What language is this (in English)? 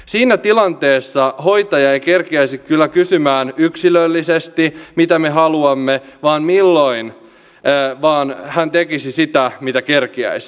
Finnish